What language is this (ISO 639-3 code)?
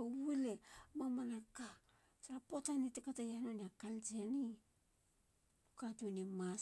hla